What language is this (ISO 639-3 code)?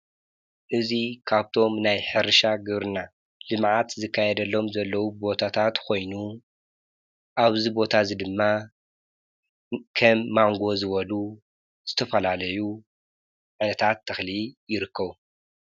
tir